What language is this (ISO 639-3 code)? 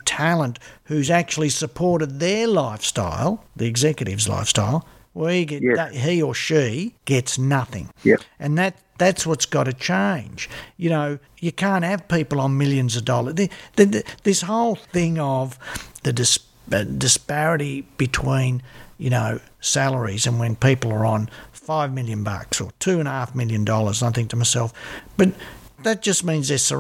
eng